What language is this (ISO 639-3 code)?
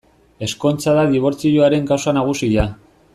eus